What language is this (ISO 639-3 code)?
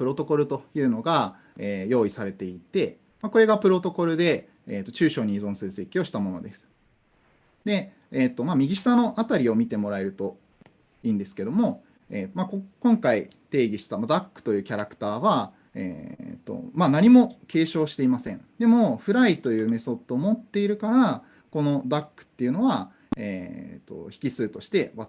jpn